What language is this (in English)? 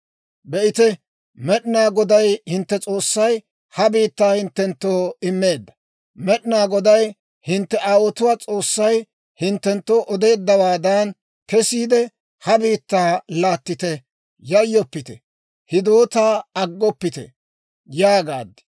Dawro